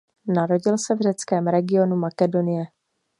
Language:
Czech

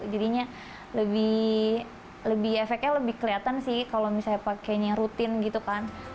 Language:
Indonesian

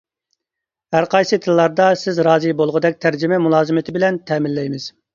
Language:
Uyghur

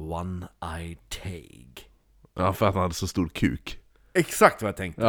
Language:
Swedish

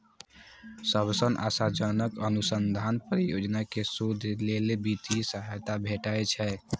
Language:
Maithili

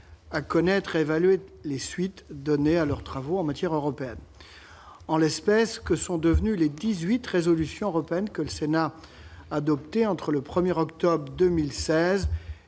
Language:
French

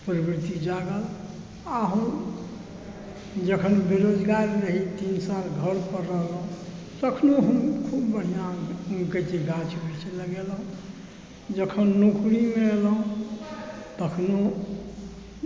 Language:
Maithili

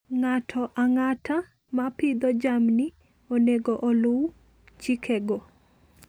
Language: Luo (Kenya and Tanzania)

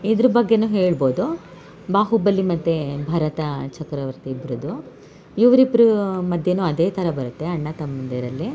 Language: Kannada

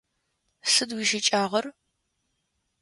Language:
Adyghe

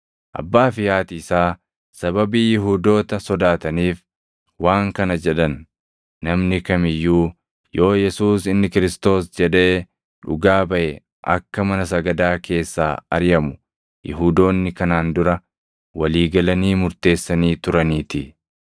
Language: Oromo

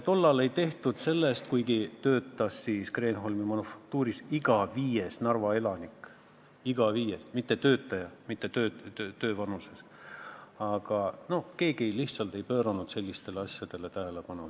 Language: Estonian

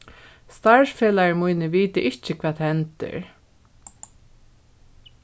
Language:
Faroese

